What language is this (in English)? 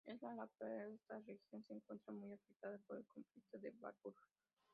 Spanish